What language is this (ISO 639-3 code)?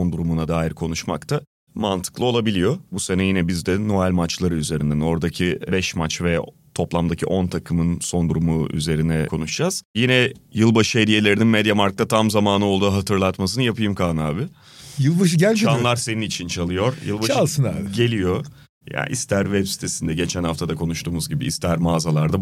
tur